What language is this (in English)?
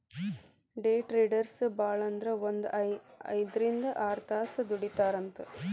Kannada